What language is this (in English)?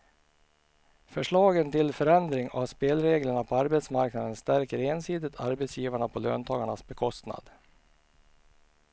Swedish